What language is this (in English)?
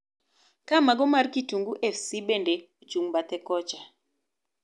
Luo (Kenya and Tanzania)